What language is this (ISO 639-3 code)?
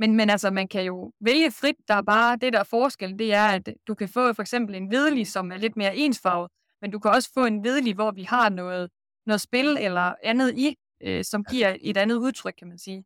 dan